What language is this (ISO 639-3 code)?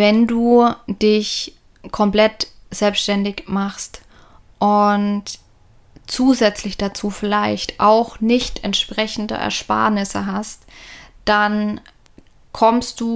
deu